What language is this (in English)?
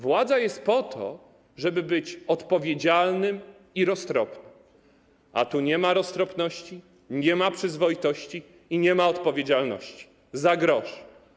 Polish